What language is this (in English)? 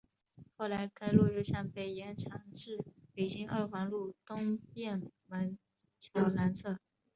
Chinese